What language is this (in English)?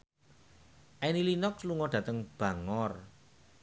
Javanese